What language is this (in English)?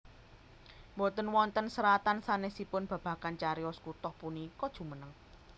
Javanese